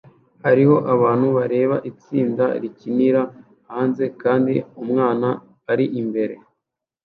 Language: Kinyarwanda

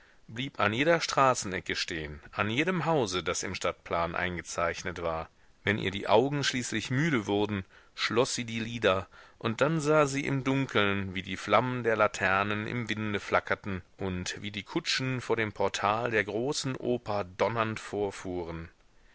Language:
German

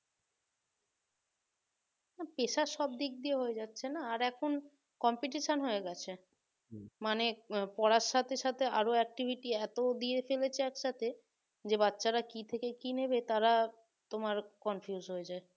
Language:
Bangla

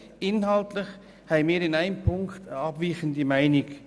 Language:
Swiss German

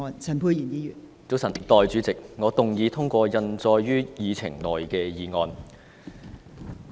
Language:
Cantonese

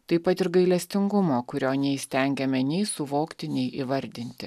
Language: Lithuanian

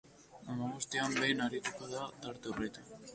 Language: Basque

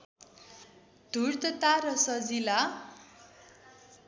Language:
Nepali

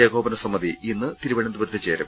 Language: Malayalam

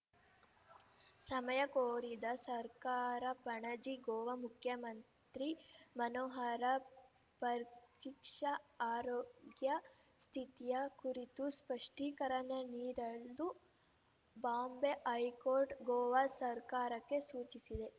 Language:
Kannada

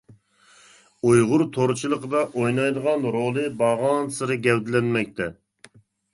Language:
Uyghur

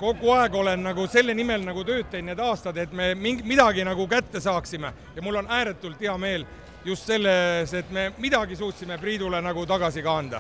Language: Finnish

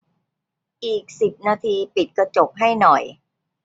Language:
Thai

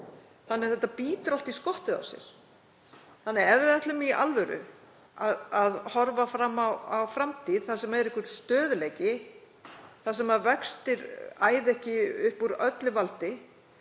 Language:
Icelandic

